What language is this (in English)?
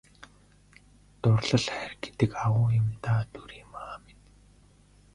Mongolian